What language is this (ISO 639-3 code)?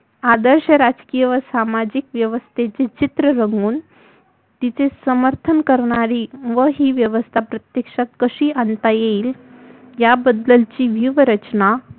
mar